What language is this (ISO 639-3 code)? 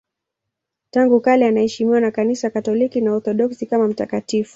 swa